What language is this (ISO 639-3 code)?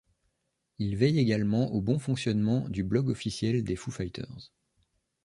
fra